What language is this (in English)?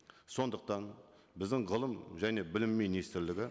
Kazakh